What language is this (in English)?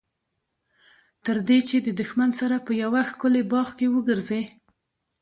Pashto